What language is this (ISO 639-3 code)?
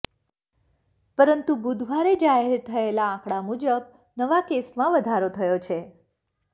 guj